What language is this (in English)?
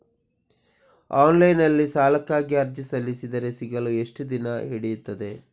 Kannada